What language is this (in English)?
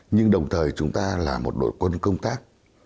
Vietnamese